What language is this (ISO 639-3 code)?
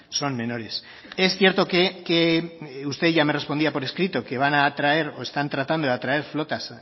spa